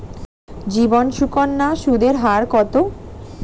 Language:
Bangla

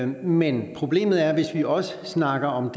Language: Danish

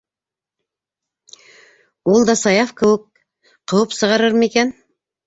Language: Bashkir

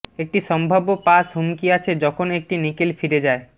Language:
Bangla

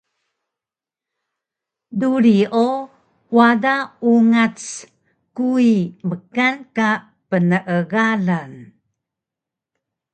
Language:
Taroko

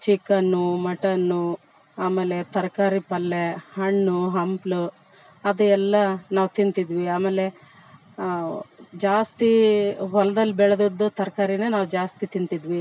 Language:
Kannada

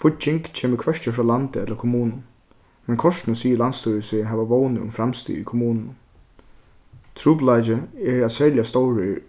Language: Faroese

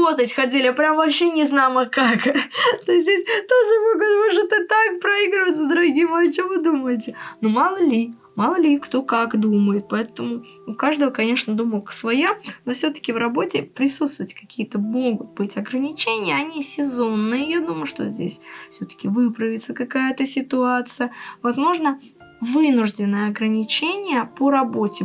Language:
Russian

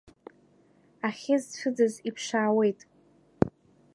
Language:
Abkhazian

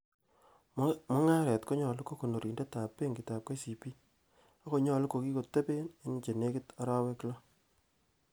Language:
Kalenjin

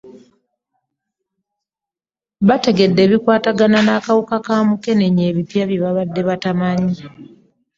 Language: Ganda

